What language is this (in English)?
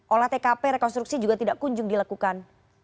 Indonesian